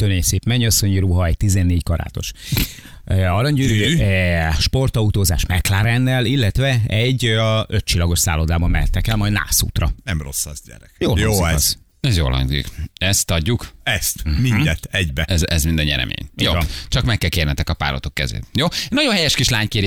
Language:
Hungarian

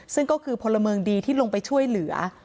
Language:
Thai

